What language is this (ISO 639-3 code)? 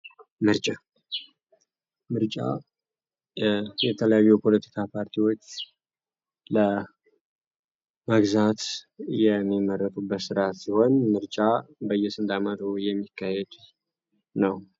amh